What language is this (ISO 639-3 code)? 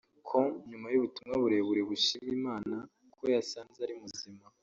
kin